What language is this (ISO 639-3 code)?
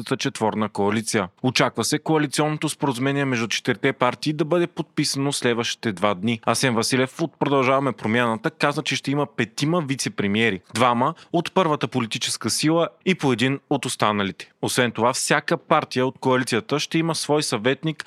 bul